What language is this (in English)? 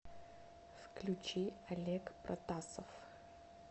Russian